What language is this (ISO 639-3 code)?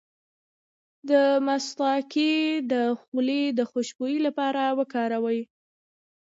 pus